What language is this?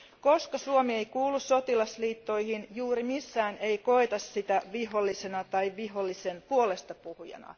Finnish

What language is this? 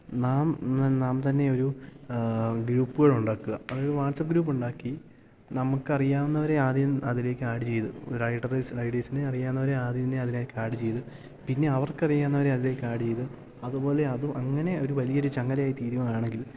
Malayalam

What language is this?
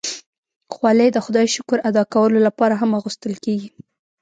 Pashto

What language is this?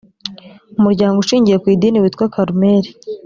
Kinyarwanda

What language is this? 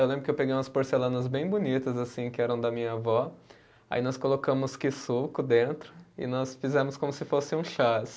Portuguese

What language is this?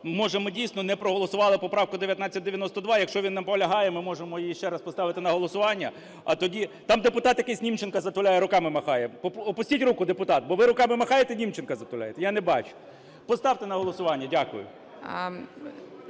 Ukrainian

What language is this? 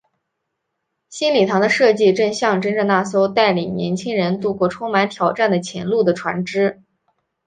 Chinese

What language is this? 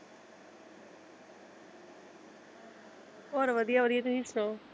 Punjabi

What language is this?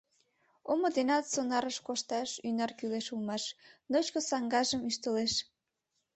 Mari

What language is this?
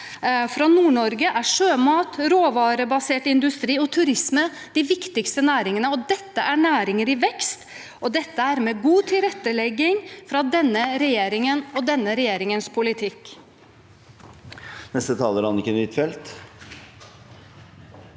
Norwegian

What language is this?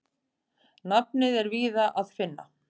Icelandic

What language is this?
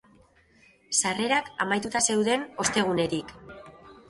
Basque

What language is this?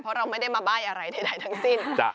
Thai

